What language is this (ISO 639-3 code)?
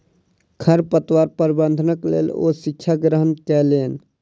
mai